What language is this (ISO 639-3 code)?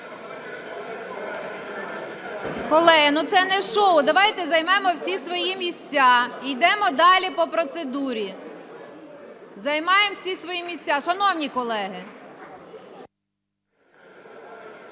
ukr